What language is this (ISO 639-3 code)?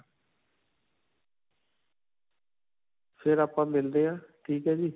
pan